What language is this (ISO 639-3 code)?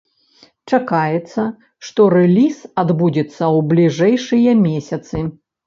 bel